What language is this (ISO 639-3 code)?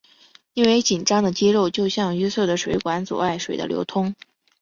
zho